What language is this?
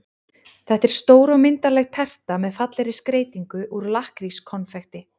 Icelandic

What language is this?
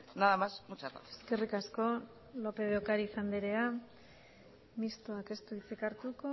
Basque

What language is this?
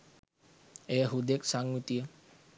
Sinhala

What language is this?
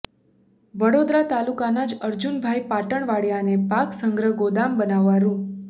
Gujarati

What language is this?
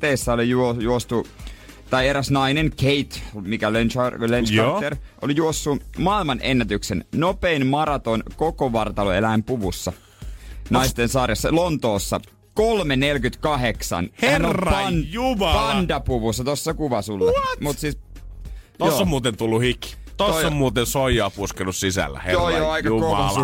Finnish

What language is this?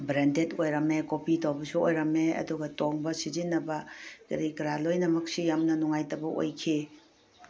Manipuri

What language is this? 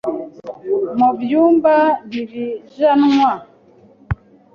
Kinyarwanda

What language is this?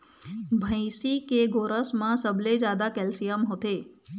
Chhattisgarhi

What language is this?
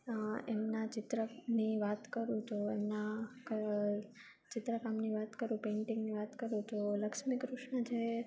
Gujarati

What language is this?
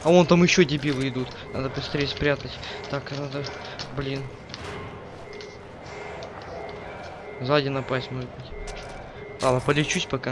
Russian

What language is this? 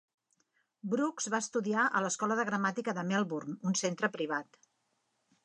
Catalan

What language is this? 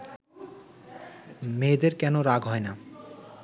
Bangla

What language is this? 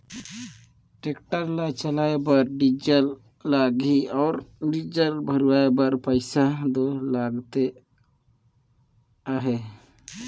Chhattisgarhi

